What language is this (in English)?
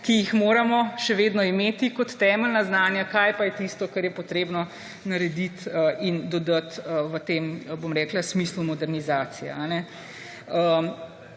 Slovenian